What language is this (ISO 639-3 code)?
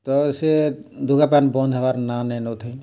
ori